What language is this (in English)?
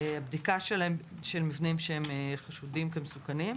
Hebrew